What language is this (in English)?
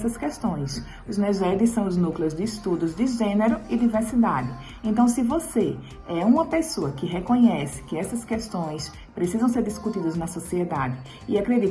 Portuguese